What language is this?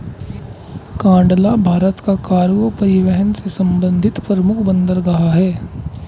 Hindi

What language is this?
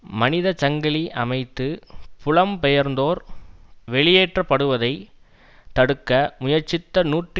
Tamil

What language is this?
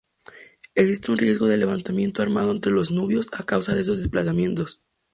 Spanish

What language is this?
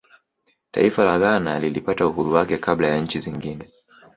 Swahili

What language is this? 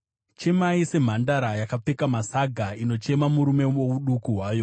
Shona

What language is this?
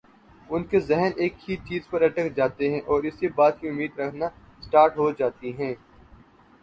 Urdu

